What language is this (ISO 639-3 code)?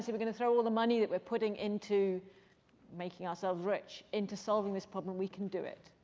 eng